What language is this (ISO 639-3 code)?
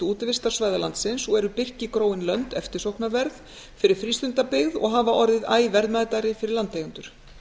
isl